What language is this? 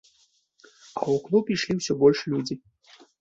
Belarusian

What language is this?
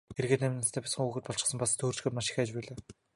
Mongolian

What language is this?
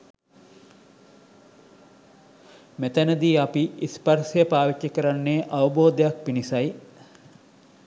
Sinhala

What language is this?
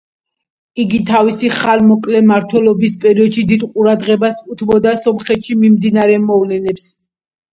Georgian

